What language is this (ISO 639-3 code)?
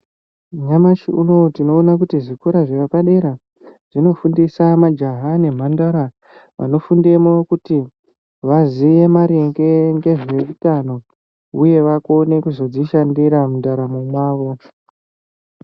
ndc